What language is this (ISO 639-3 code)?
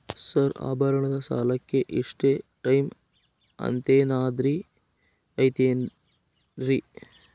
kan